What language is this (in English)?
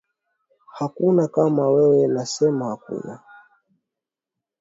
Swahili